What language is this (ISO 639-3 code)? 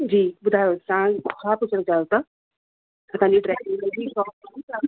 snd